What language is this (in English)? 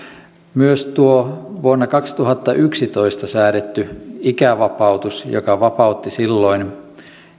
Finnish